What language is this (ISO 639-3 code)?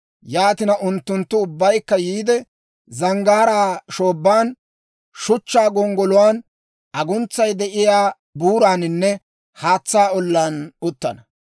dwr